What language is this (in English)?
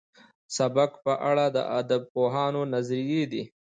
Pashto